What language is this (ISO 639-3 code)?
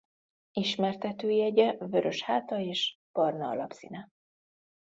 hun